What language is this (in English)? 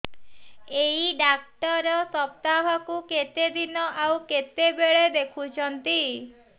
Odia